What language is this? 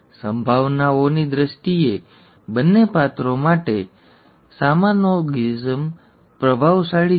Gujarati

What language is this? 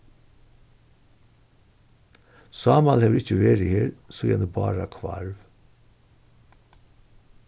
Faroese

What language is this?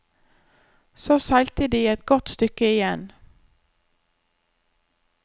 Norwegian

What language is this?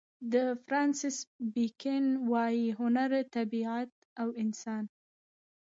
Pashto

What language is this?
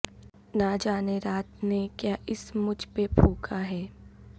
Urdu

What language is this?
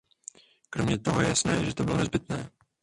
Czech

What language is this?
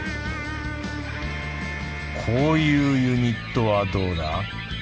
Japanese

